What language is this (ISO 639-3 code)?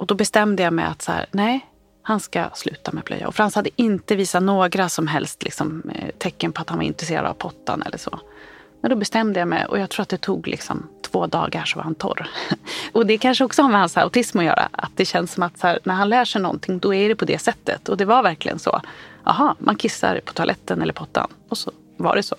swe